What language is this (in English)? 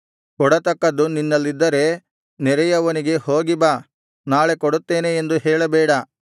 Kannada